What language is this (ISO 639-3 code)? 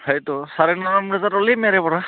asm